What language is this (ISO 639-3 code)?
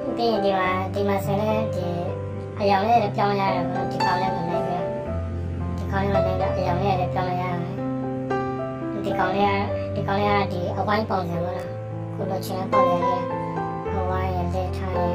tha